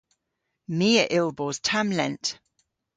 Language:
Cornish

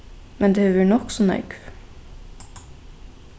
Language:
Faroese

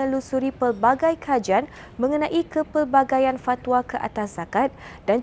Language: Malay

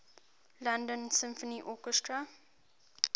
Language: English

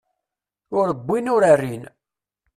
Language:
Kabyle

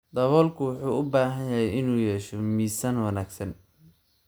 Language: Somali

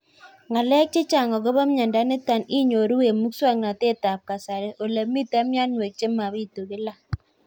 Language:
Kalenjin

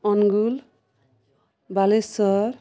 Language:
Odia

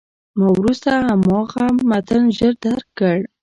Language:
Pashto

